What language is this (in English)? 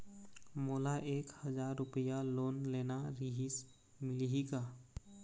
Chhattisgarhi